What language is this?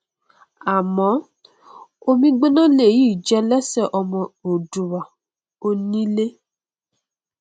Yoruba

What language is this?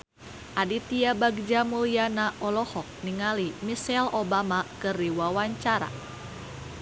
Sundanese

